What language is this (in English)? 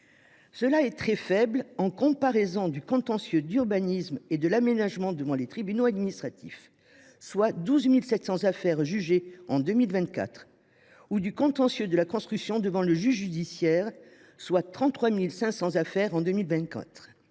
French